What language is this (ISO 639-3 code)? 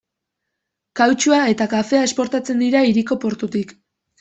eus